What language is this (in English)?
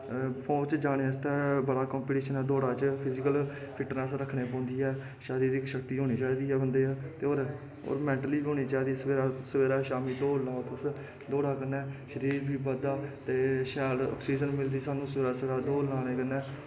Dogri